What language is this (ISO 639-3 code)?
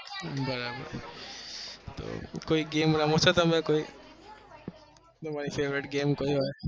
guj